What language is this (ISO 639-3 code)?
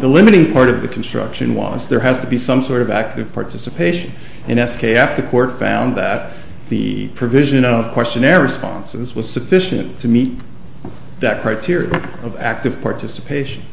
eng